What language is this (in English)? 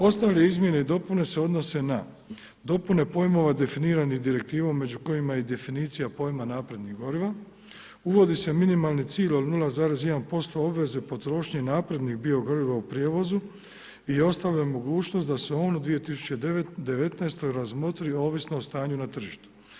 Croatian